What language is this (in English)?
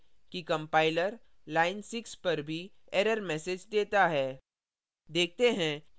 Hindi